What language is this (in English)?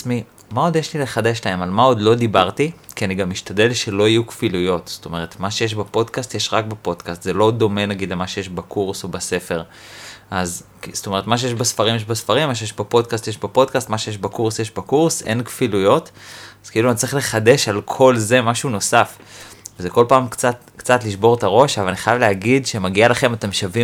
Hebrew